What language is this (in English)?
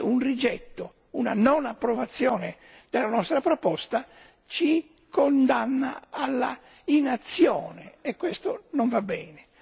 Italian